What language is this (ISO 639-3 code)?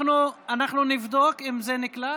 heb